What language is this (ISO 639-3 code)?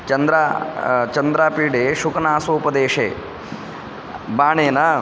san